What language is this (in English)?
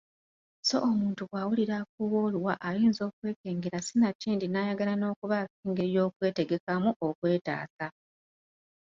Ganda